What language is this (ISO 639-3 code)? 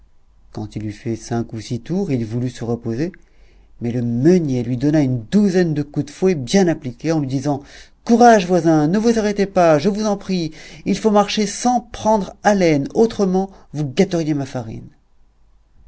fra